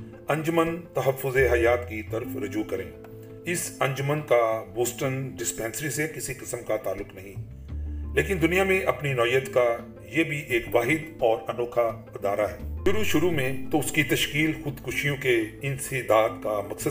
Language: Urdu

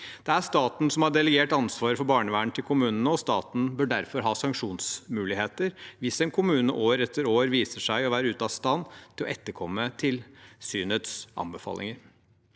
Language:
Norwegian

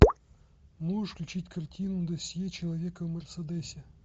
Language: Russian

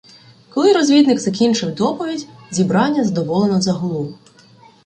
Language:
Ukrainian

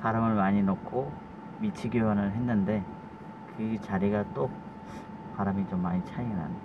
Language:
Korean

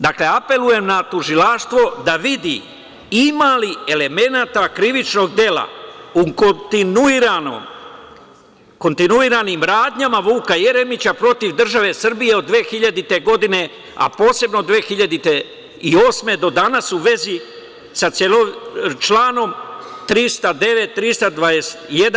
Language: Serbian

